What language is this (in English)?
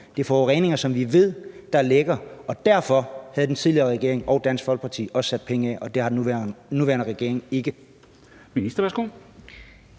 Danish